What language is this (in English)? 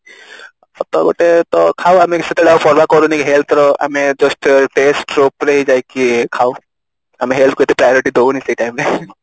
Odia